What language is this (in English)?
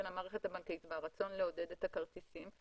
Hebrew